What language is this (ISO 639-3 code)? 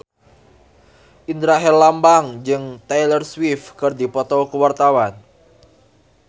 sun